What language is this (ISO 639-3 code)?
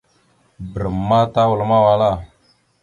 mxu